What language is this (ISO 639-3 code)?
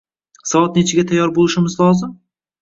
uzb